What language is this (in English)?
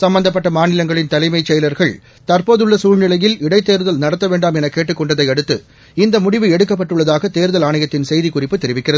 Tamil